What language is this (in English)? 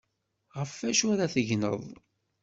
Kabyle